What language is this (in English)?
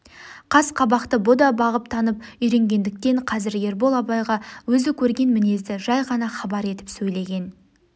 Kazakh